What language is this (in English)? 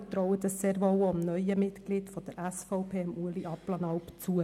Swiss German